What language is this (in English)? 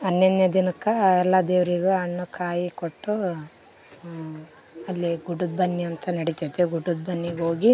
Kannada